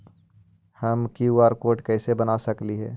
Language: Magahi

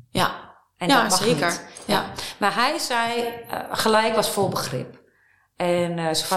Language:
Dutch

